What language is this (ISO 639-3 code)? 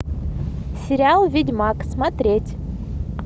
rus